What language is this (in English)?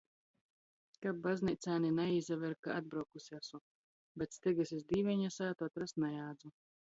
Latgalian